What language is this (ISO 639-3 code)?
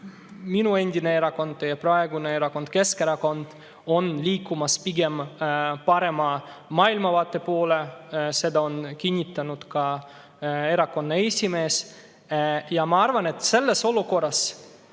est